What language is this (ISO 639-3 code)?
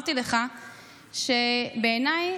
heb